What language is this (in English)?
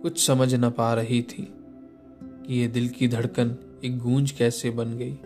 Hindi